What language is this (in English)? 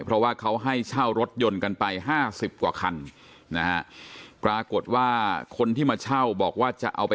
Thai